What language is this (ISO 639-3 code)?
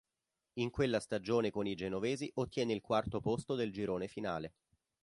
ita